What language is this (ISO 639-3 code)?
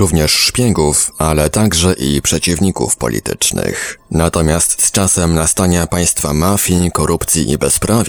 pol